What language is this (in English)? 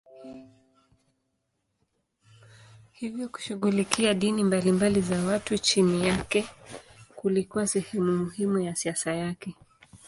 Swahili